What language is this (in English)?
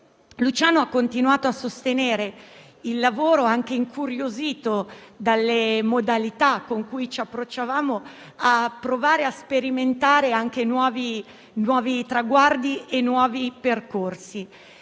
Italian